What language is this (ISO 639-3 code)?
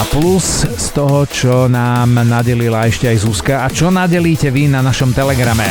slk